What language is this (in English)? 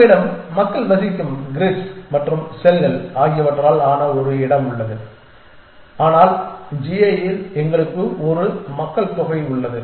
Tamil